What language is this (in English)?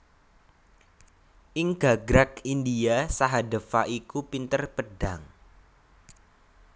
Javanese